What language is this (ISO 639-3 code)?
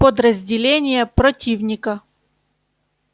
rus